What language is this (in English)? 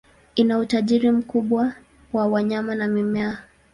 Swahili